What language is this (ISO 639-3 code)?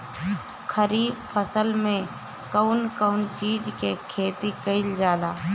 bho